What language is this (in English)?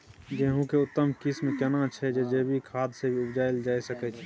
Maithili